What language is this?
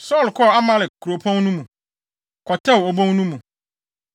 Akan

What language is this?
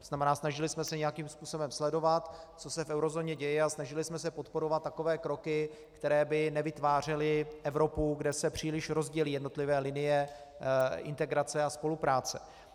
Czech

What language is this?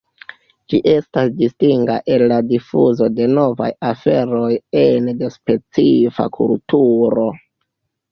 Esperanto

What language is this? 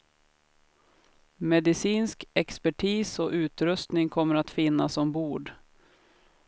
Swedish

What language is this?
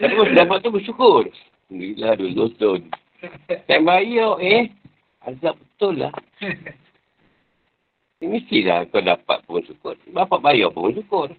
Malay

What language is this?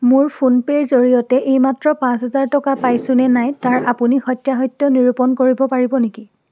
Assamese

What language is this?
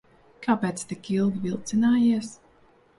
Latvian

